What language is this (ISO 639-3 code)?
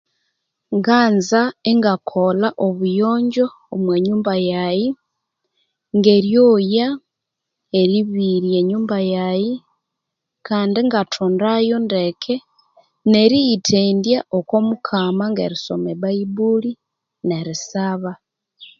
koo